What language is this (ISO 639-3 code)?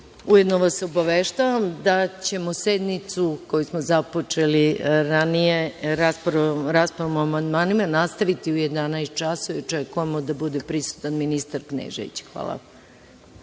srp